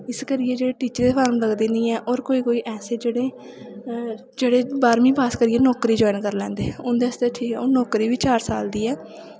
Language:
Dogri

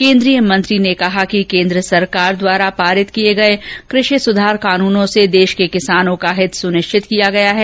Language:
Hindi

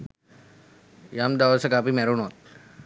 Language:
Sinhala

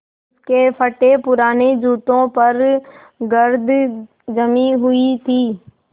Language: Hindi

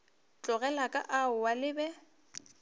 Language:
Northern Sotho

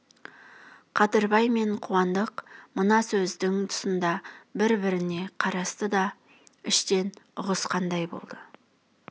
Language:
Kazakh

